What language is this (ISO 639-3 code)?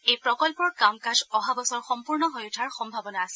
asm